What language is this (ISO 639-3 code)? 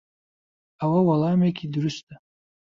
ckb